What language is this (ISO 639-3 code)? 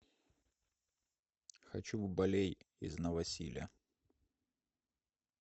rus